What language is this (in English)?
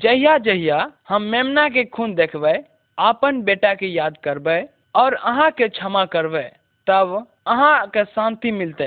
Hindi